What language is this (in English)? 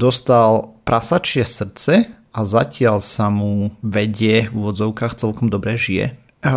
Slovak